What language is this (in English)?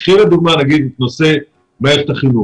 Hebrew